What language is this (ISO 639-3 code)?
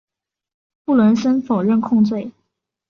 zho